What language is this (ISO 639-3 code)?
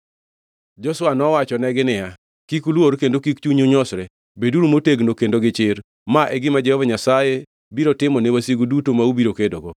luo